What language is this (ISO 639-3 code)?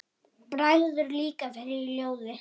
isl